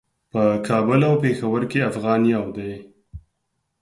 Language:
Pashto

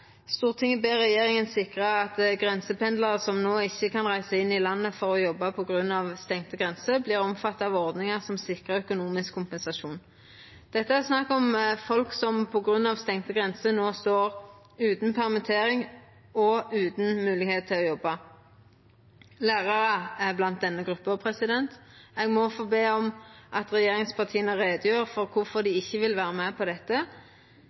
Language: Norwegian Nynorsk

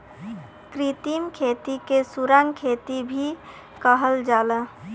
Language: Bhojpuri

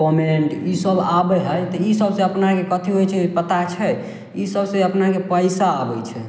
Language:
Maithili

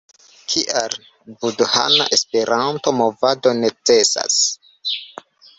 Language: Esperanto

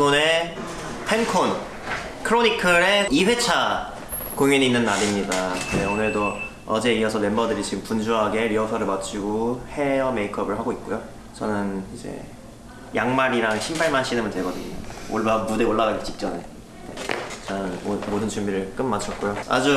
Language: Korean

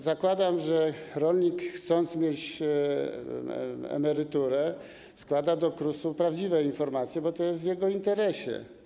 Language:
Polish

